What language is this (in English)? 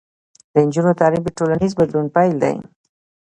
Pashto